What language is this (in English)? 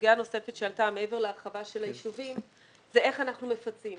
Hebrew